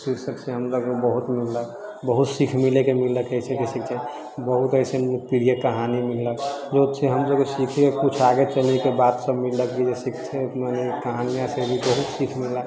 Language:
Maithili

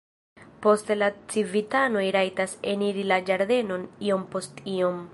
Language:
Esperanto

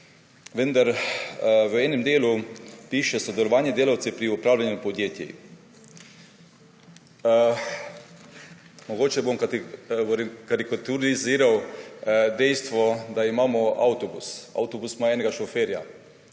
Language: Slovenian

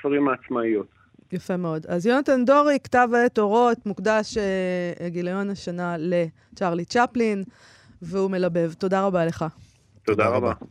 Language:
Hebrew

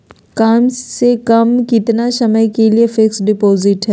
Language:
Magahi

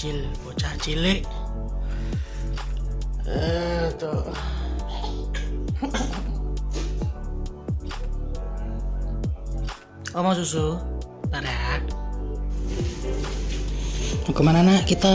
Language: Indonesian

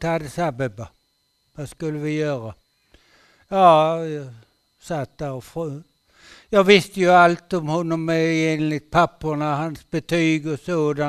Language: Swedish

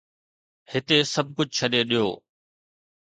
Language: Sindhi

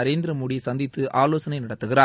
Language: Tamil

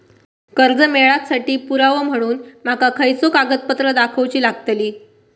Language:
Marathi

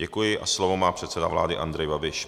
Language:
Czech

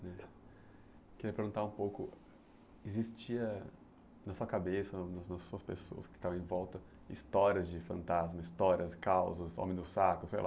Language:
Portuguese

